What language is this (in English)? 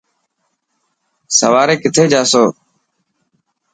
Dhatki